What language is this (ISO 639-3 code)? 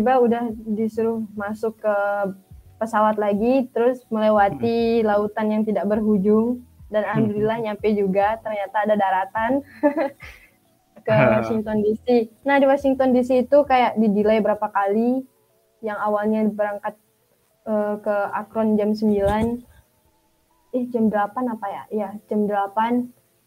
ind